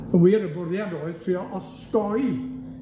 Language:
Welsh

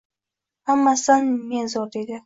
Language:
Uzbek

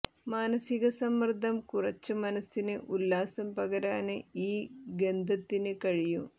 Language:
Malayalam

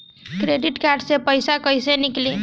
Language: Bhojpuri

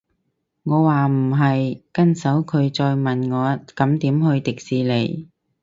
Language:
Cantonese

